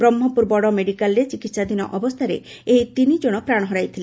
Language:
Odia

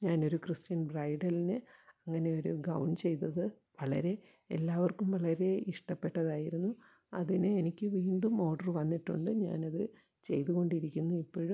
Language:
Malayalam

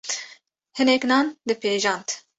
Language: Kurdish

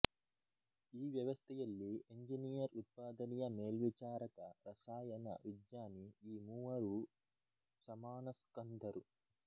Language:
Kannada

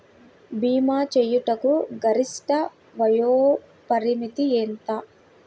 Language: Telugu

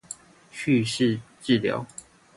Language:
Chinese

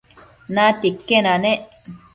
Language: Matsés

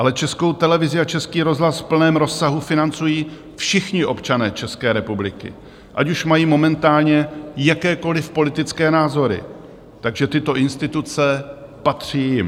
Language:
Czech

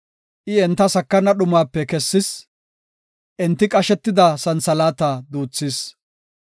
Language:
Gofa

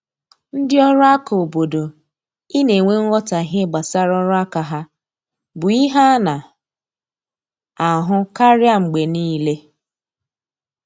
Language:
Igbo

